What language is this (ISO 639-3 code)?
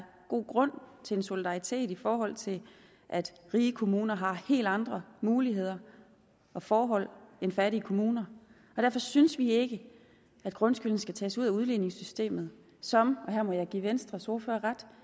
dan